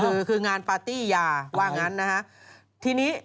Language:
Thai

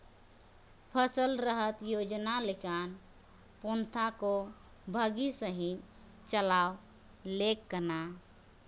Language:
Santali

